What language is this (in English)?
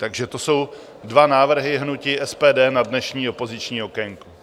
Czech